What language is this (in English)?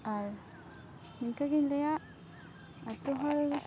Santali